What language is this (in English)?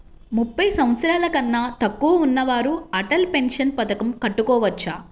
Telugu